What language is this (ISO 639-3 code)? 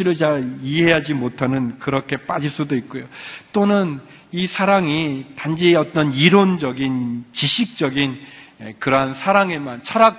kor